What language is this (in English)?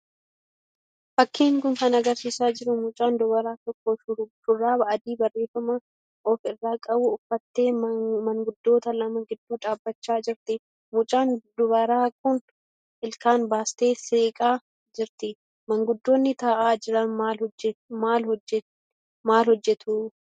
Oromo